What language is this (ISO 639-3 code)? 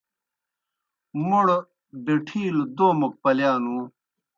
plk